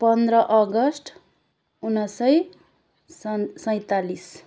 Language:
Nepali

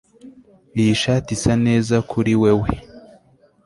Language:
Kinyarwanda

